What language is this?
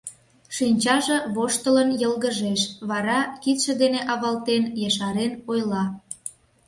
Mari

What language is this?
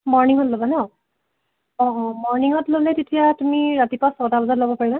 Assamese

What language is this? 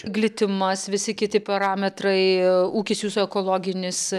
Lithuanian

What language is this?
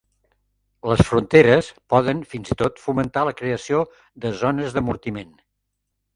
Catalan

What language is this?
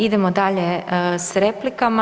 Croatian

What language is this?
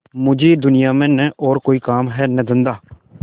Hindi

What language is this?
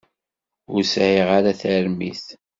Kabyle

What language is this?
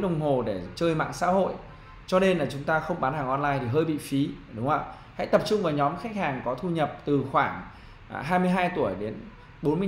Vietnamese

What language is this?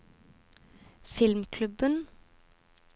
Norwegian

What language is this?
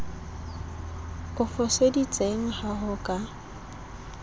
Southern Sotho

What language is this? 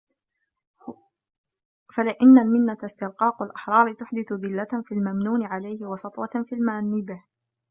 Arabic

